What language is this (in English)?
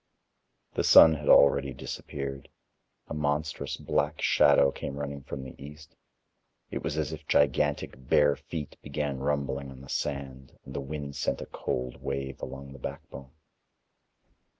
English